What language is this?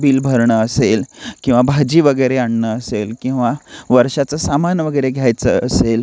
Marathi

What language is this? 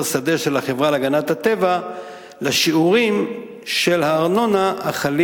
Hebrew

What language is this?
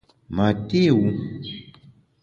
Bamun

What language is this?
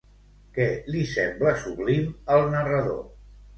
Catalan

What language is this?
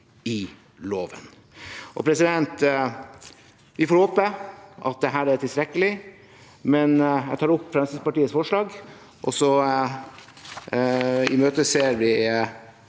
Norwegian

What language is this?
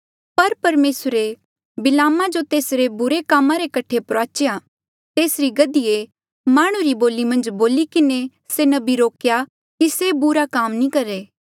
Mandeali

